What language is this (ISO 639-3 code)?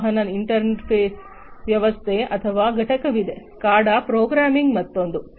kan